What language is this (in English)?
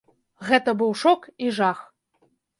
Belarusian